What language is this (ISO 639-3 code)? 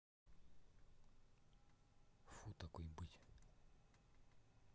rus